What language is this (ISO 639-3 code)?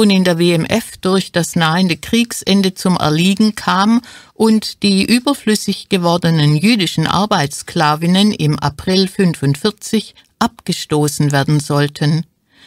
deu